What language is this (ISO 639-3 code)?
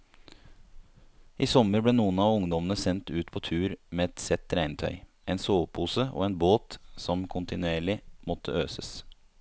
nor